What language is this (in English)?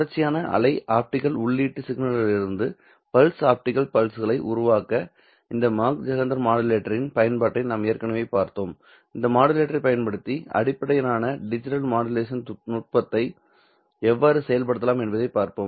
Tamil